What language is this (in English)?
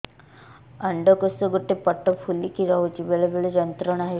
Odia